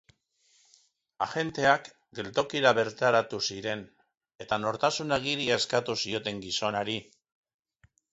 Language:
Basque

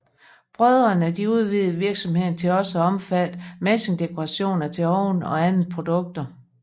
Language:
Danish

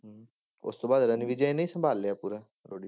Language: Punjabi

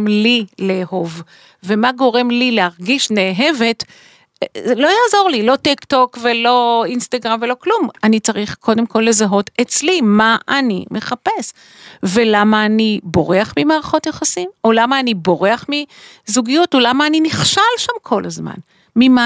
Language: Hebrew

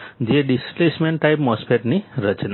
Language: Gujarati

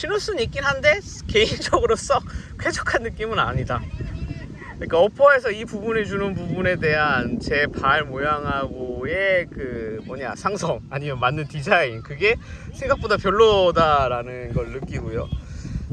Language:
Korean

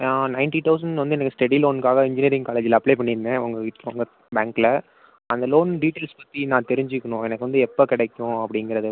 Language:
Tamil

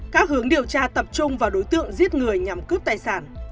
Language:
Vietnamese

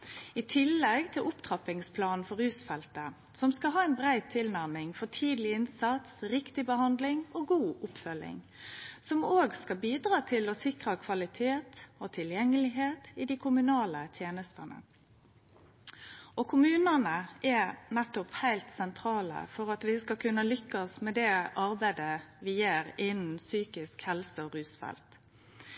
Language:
Norwegian Nynorsk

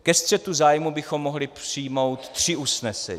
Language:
Czech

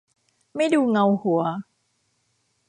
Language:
Thai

